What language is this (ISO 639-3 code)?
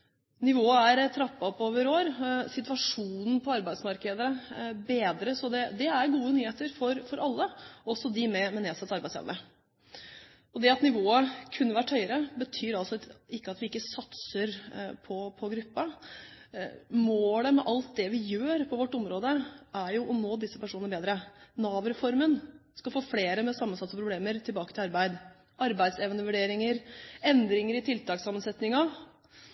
nob